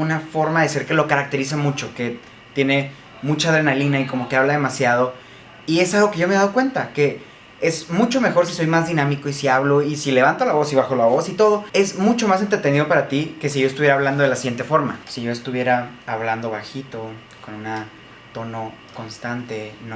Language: Spanish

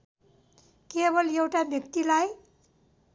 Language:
Nepali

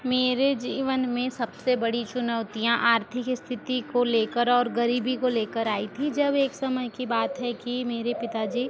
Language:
Hindi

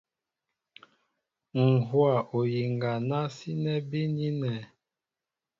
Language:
Mbo (Cameroon)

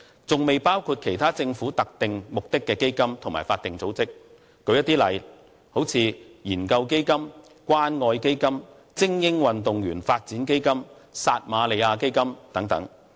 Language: Cantonese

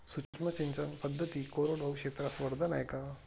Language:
Marathi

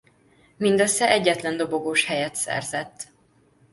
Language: Hungarian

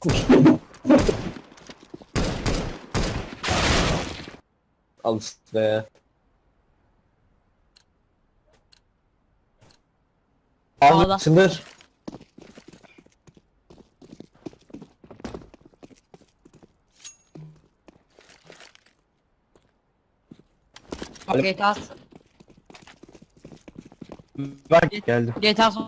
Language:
Turkish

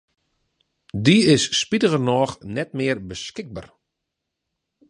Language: Western Frisian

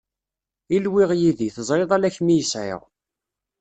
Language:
Kabyle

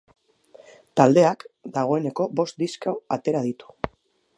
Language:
Basque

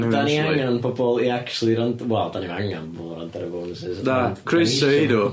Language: Welsh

